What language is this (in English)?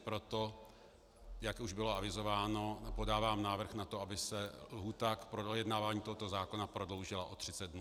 Czech